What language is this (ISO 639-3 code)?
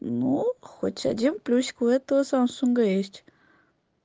rus